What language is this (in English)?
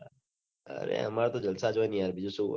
Gujarati